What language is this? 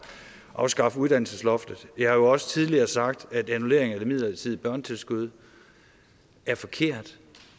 Danish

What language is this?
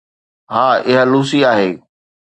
Sindhi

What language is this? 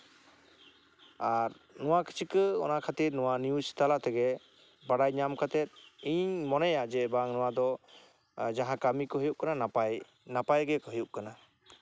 Santali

